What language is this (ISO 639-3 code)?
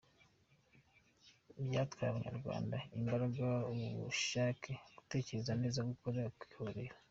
kin